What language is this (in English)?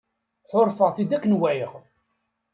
Kabyle